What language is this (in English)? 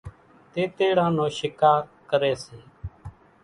Kachi Koli